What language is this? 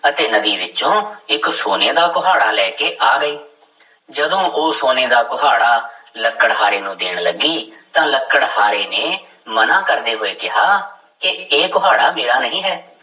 Punjabi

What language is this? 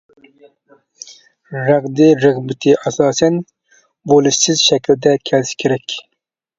Uyghur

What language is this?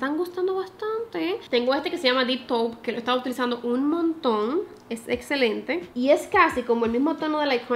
Spanish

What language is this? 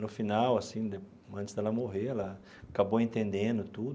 Portuguese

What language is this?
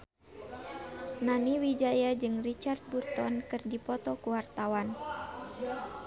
Sundanese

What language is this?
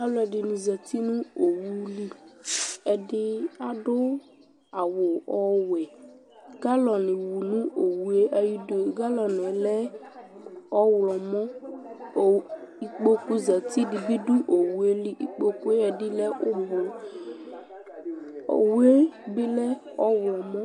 Ikposo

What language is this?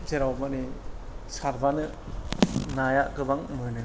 Bodo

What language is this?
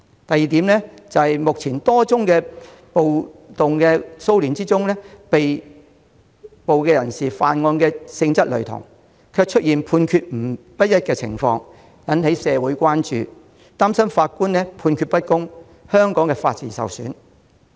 Cantonese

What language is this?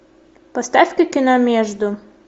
Russian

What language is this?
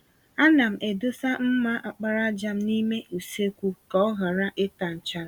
Igbo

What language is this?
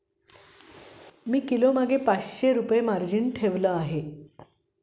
Marathi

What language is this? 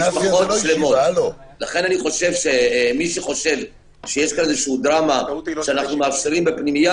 Hebrew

